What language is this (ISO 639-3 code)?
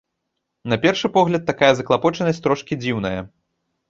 bel